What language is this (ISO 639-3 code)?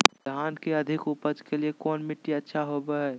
mag